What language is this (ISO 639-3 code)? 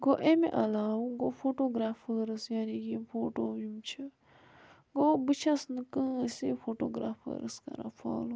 kas